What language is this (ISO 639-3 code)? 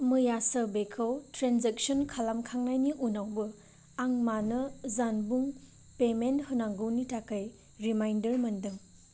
brx